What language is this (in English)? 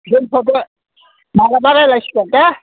Bodo